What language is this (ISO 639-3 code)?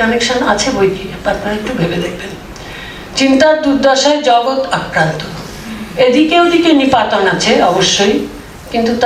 ben